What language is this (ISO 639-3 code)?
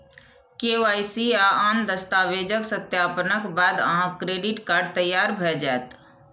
mai